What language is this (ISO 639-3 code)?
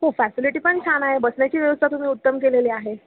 mar